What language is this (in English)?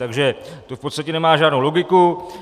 Czech